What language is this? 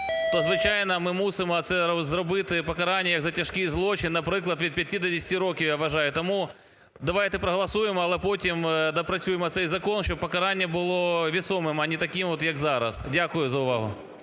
Ukrainian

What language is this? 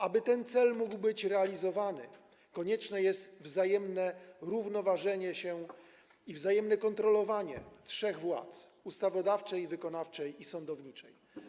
Polish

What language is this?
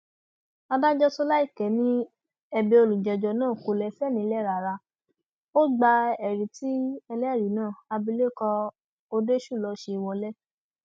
Yoruba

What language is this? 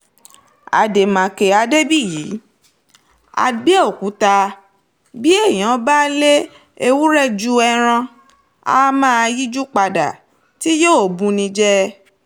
Yoruba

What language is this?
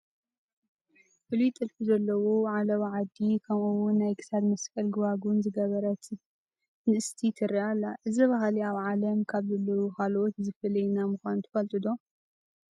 Tigrinya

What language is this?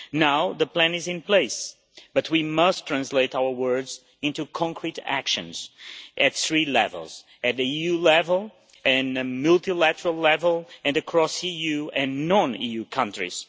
English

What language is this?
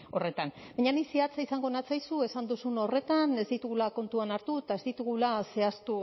Basque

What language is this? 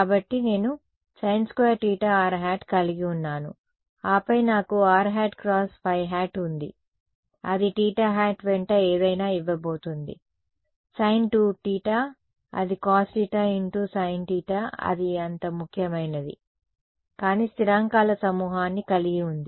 Telugu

